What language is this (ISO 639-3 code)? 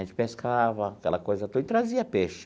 por